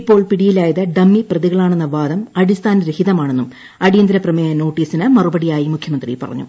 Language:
Malayalam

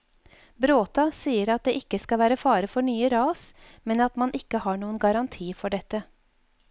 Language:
Norwegian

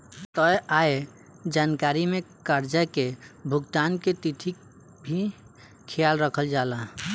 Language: Bhojpuri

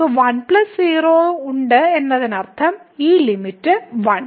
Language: Malayalam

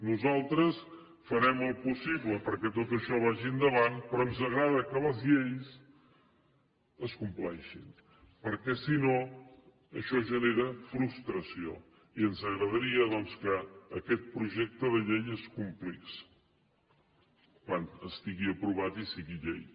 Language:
Catalan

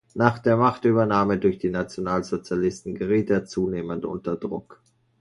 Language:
German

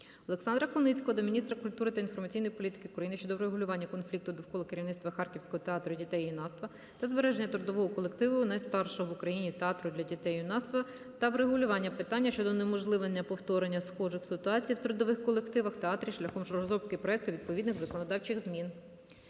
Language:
Ukrainian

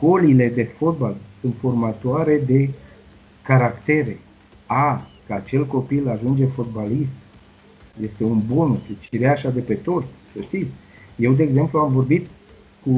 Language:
Romanian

